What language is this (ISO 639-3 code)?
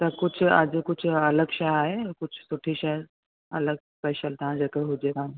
snd